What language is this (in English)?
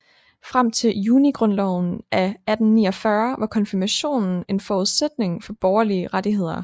Danish